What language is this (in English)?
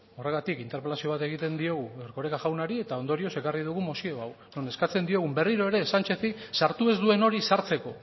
Basque